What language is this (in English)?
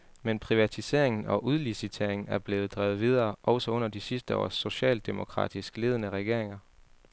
Danish